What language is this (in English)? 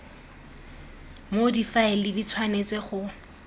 Tswana